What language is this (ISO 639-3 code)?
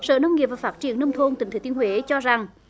vie